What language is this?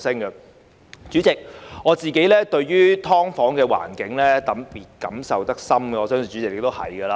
Cantonese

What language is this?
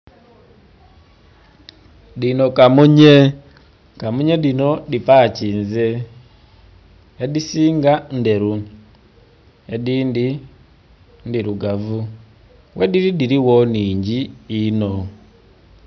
Soga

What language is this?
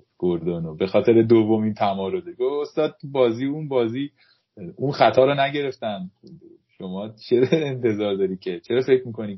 Persian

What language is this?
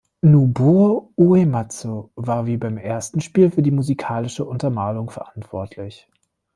German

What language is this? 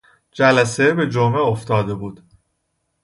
Persian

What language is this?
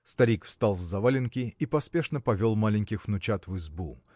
Russian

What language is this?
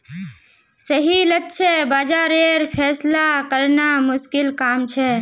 Magahi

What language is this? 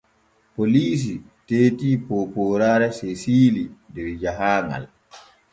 Borgu Fulfulde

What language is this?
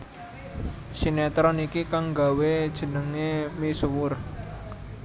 Javanese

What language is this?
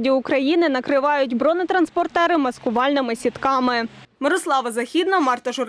Ukrainian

